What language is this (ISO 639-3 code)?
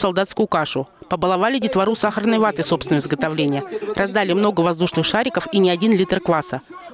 rus